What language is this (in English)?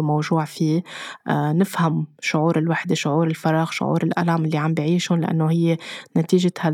Arabic